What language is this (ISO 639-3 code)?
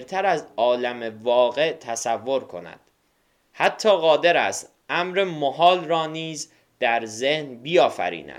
fas